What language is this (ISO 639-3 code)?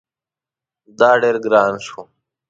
pus